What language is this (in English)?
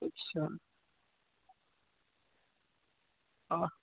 Hindi